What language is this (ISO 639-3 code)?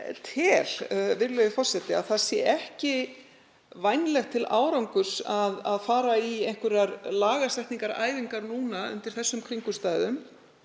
isl